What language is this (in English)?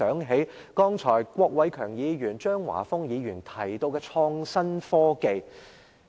Cantonese